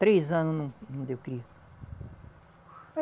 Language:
Portuguese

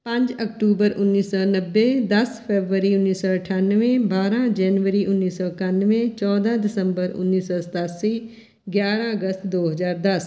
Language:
Punjabi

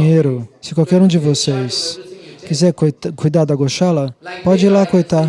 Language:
Portuguese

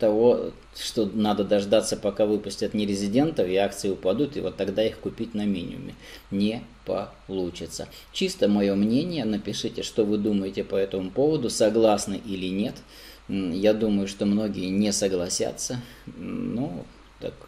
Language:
Russian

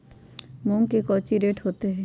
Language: Magahi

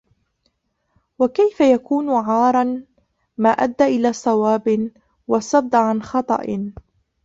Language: Arabic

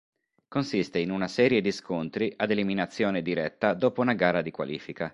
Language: Italian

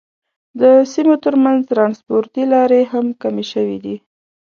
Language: Pashto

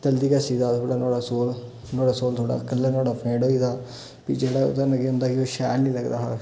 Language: Dogri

